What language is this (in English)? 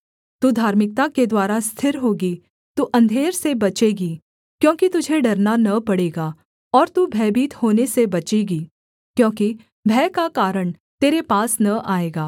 Hindi